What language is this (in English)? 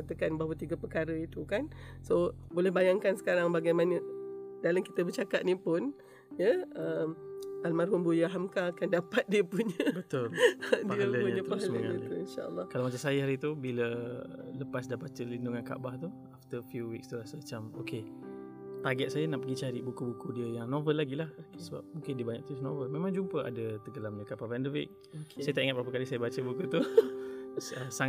Malay